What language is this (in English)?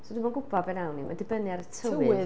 Welsh